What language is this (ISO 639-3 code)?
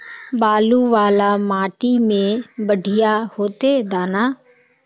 mag